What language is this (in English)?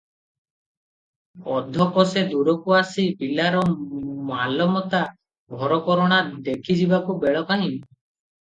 Odia